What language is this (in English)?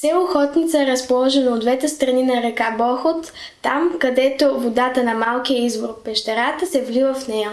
Bulgarian